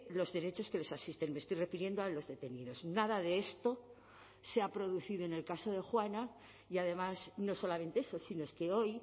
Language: Spanish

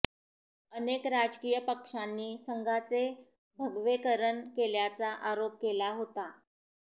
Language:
Marathi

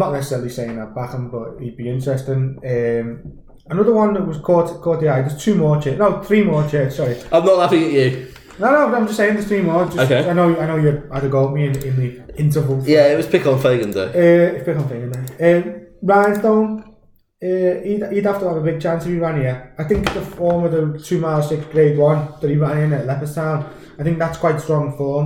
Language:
English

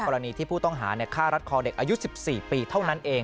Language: Thai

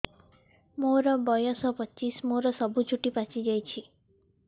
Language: Odia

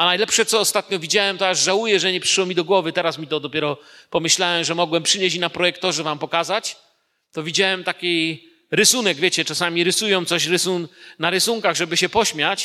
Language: Polish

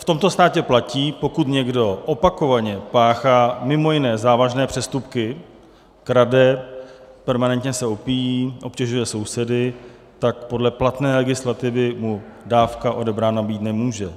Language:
Czech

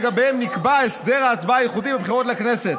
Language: Hebrew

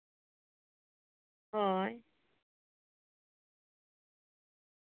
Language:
Santali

